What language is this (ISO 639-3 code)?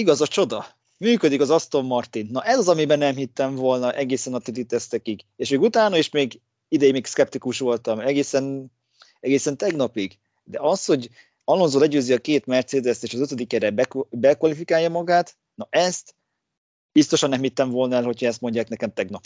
hun